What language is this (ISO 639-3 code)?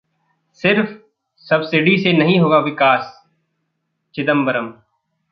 hin